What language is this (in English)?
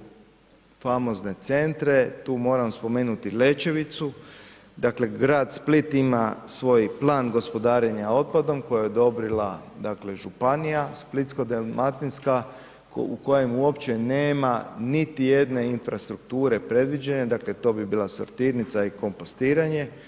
Croatian